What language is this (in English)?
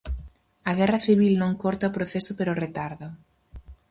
Galician